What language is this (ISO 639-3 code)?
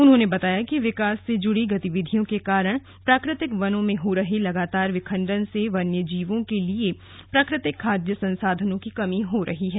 hin